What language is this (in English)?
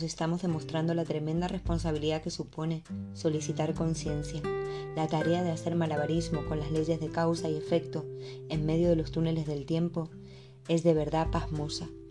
Spanish